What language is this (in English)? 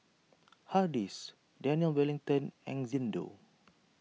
English